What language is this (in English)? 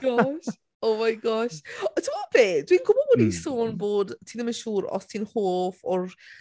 Welsh